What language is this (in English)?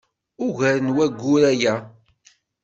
Kabyle